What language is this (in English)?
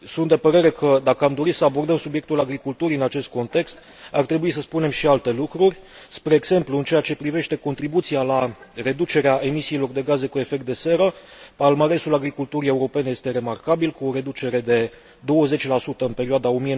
Romanian